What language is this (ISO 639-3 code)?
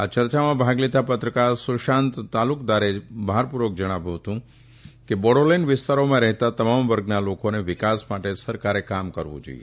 guj